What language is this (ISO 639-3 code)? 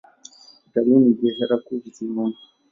swa